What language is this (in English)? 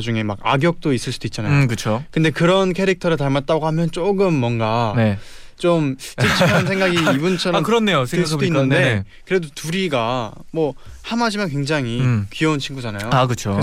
Korean